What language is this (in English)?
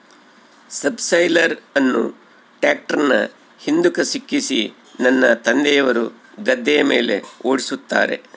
Kannada